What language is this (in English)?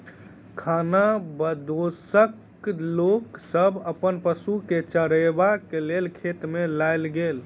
Maithili